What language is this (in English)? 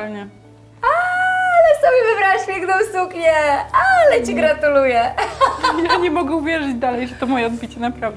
Polish